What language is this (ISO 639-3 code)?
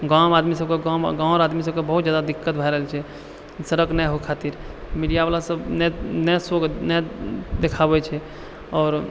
mai